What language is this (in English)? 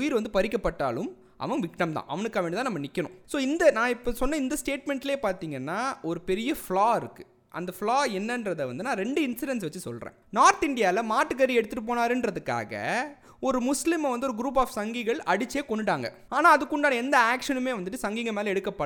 Tamil